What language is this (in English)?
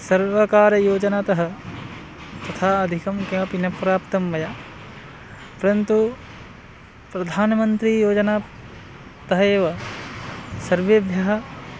Sanskrit